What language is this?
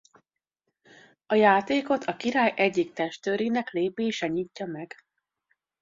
Hungarian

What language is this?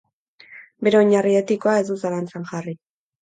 Basque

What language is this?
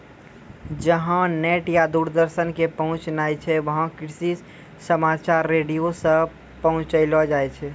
Maithili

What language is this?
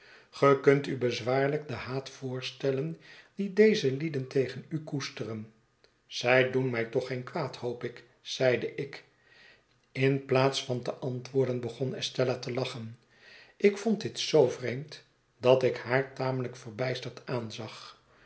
Dutch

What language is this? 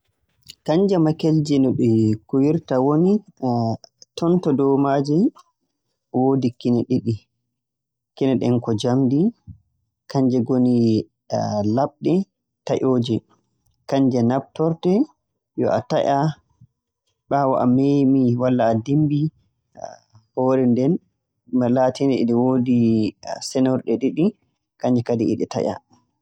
Borgu Fulfulde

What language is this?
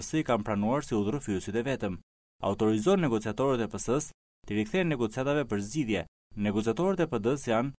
Romanian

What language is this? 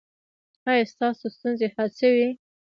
Pashto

